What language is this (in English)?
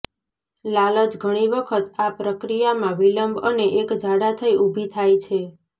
Gujarati